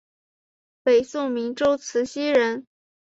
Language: Chinese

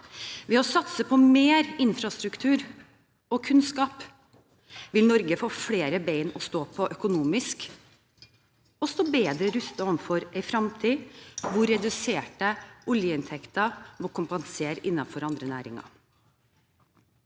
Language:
Norwegian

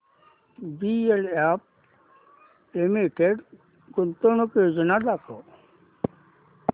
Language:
Marathi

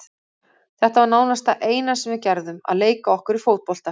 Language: Icelandic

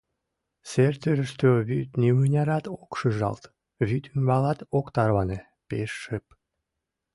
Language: Mari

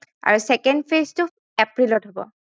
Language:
Assamese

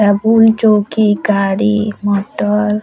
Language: Odia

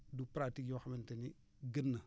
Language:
Wolof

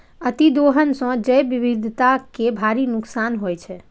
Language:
Maithili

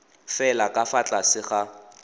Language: Tswana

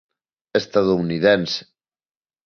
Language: Galician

